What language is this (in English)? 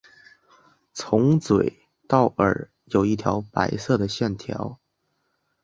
Chinese